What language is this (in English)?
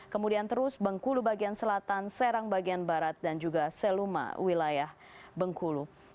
Indonesian